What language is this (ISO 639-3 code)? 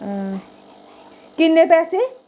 doi